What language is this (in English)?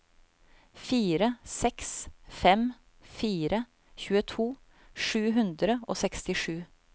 Norwegian